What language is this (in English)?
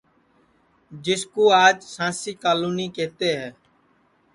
Sansi